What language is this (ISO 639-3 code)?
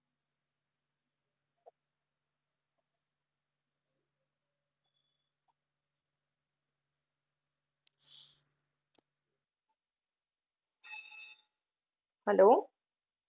guj